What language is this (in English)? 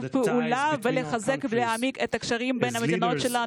Hebrew